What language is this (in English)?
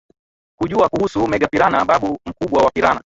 Swahili